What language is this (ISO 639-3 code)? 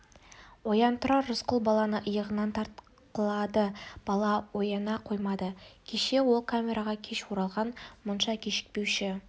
kaz